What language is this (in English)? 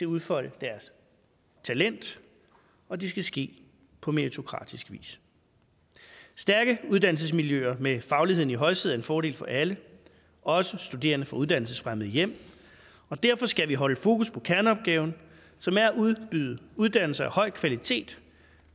Danish